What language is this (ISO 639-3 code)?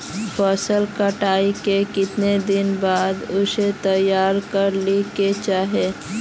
mag